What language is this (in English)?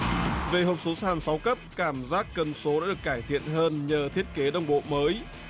Vietnamese